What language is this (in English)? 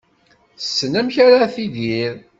Kabyle